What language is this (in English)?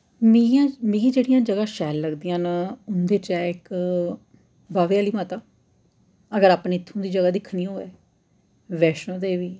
Dogri